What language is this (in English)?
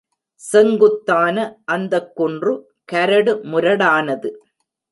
Tamil